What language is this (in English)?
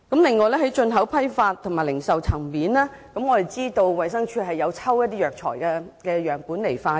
Cantonese